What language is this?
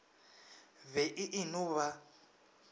Northern Sotho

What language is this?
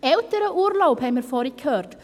Swiss German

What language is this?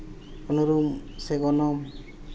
Santali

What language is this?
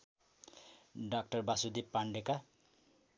Nepali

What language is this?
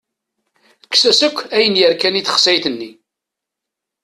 Kabyle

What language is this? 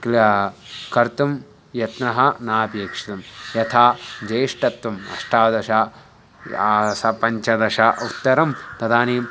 Sanskrit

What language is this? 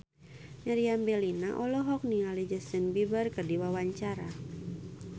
Sundanese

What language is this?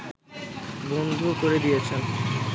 Bangla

